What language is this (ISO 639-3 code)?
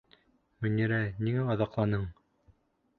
bak